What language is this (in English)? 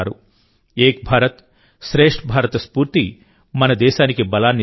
Telugu